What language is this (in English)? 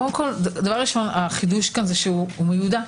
Hebrew